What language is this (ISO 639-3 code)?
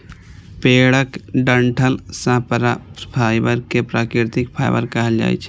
mai